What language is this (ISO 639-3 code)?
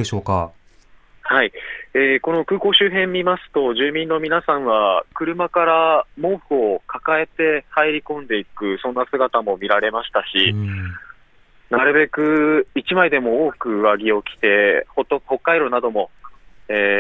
jpn